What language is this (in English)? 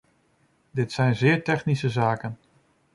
Dutch